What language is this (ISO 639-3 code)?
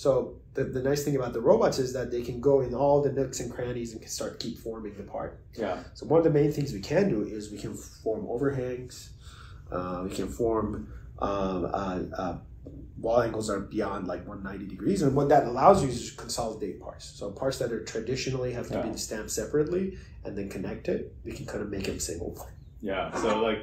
eng